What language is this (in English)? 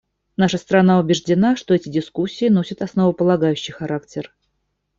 Russian